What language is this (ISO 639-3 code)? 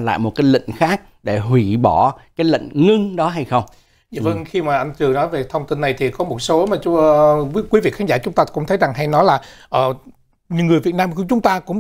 vie